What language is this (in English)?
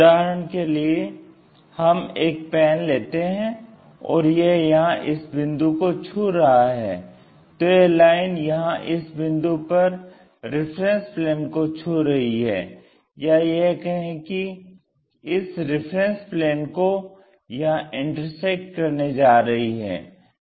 Hindi